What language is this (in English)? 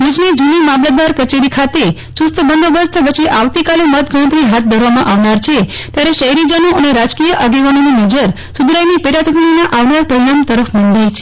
Gujarati